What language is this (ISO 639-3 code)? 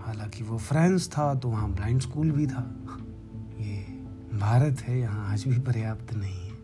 hin